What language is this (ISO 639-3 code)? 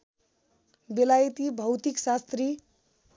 nep